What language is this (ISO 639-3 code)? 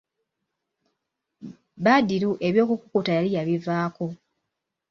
lug